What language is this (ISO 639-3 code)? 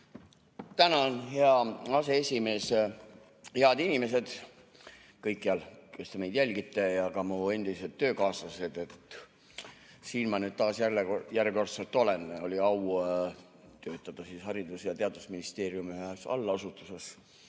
est